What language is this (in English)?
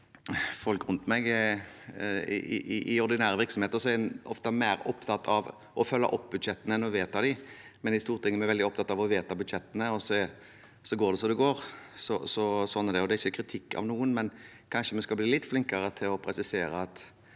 Norwegian